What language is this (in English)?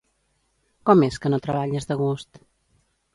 Catalan